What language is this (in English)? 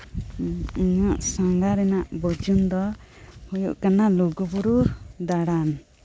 Santali